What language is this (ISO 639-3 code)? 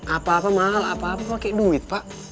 ind